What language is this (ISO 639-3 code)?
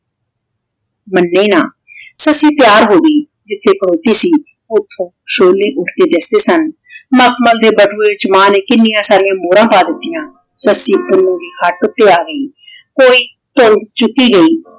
pan